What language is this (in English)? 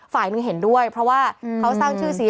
Thai